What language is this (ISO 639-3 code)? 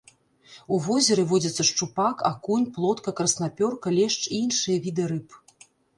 bel